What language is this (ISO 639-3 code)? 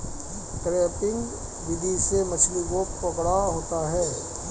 hin